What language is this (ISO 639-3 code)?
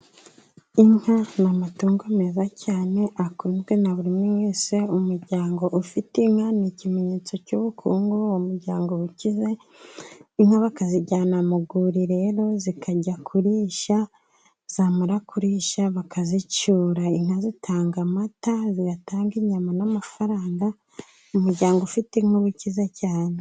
kin